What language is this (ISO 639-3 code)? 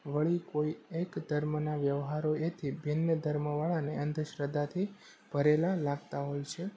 guj